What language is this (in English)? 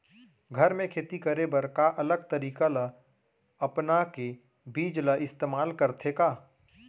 Chhattisgarhi